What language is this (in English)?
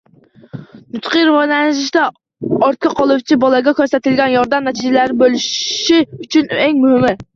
Uzbek